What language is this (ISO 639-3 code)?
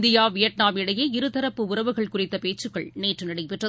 tam